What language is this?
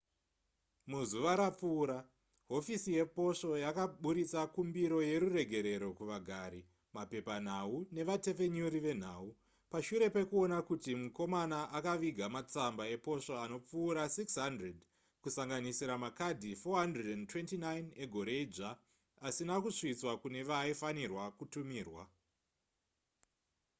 Shona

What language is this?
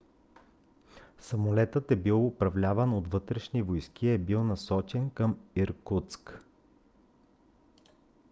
Bulgarian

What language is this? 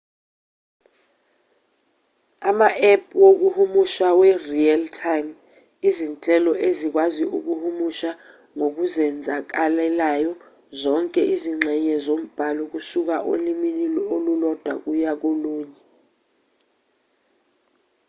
Zulu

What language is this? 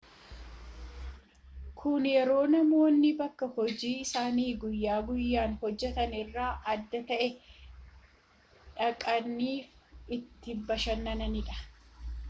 Oromo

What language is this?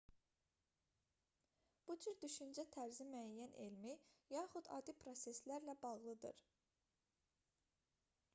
Azerbaijani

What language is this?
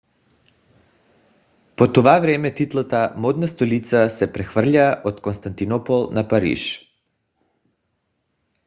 Bulgarian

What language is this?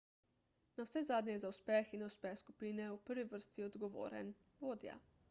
Slovenian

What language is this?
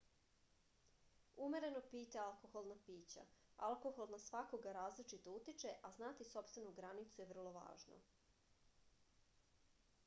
Serbian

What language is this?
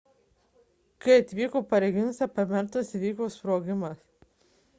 Lithuanian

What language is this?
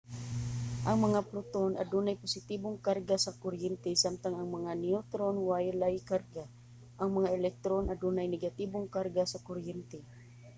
Cebuano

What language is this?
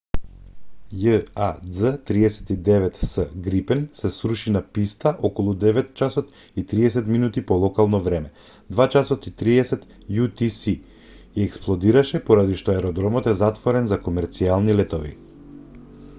Macedonian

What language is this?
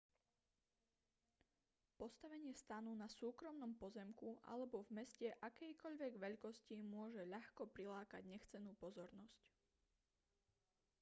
Slovak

